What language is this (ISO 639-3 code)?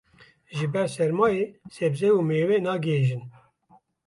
kur